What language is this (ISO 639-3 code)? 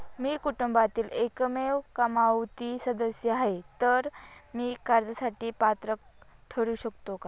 mar